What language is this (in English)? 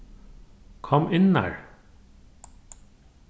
Faroese